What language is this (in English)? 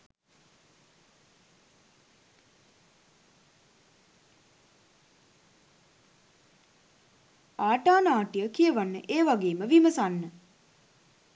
Sinhala